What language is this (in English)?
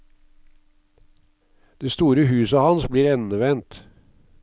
Norwegian